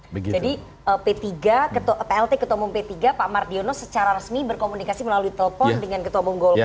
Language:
Indonesian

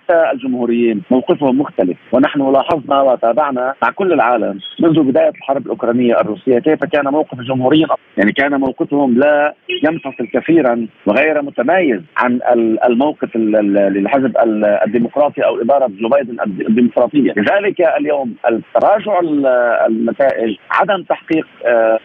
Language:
Arabic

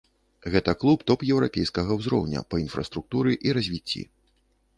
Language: Belarusian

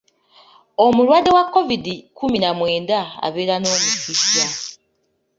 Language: Ganda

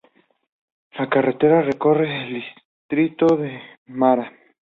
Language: Spanish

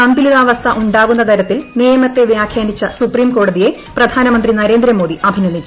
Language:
Malayalam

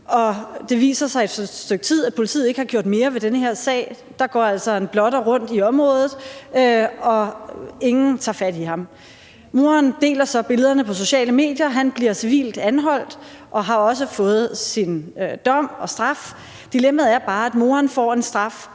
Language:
Danish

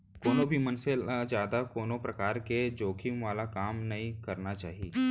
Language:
Chhattisgarhi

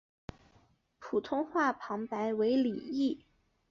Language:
Chinese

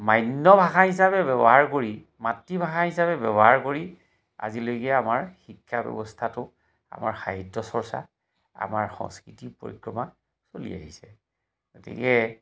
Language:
Assamese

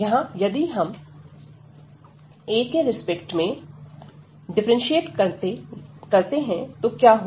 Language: Hindi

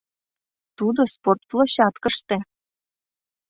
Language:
Mari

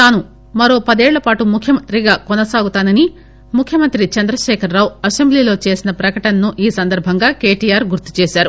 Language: Telugu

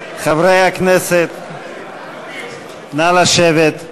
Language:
Hebrew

